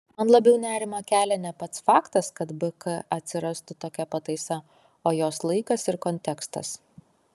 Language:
Lithuanian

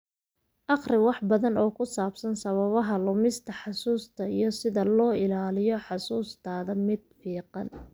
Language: Somali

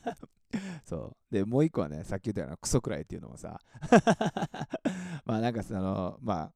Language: Japanese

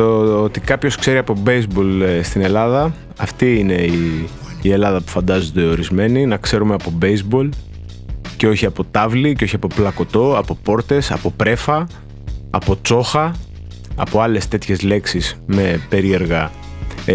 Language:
Greek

